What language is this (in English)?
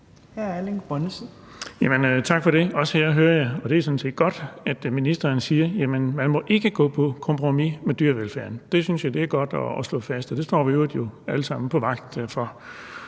Danish